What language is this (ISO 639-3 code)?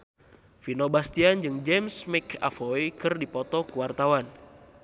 sun